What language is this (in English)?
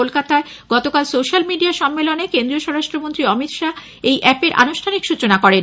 Bangla